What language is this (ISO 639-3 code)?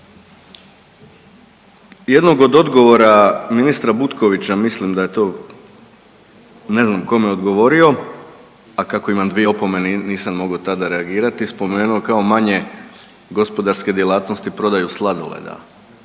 hrv